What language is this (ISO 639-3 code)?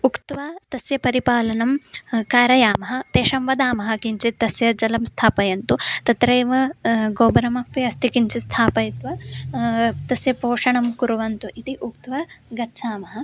san